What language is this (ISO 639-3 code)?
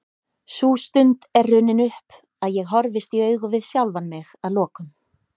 isl